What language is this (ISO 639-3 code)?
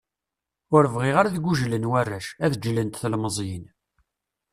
kab